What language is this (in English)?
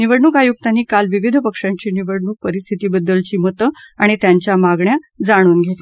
Marathi